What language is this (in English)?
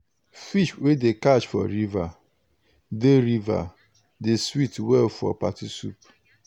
Nigerian Pidgin